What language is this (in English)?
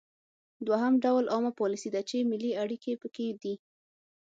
Pashto